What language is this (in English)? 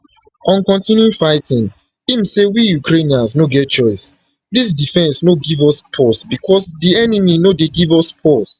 Nigerian Pidgin